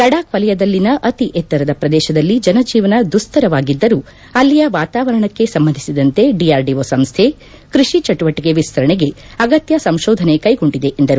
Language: Kannada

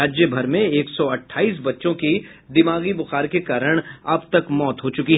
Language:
Hindi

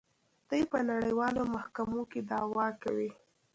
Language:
Pashto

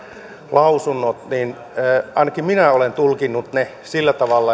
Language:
Finnish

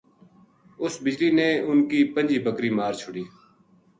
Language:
Gujari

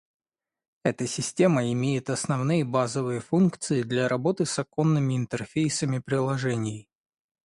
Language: Russian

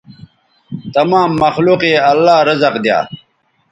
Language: Bateri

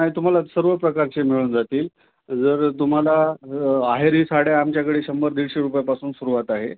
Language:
Marathi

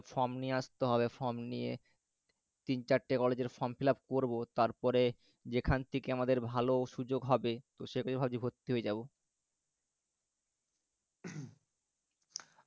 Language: Bangla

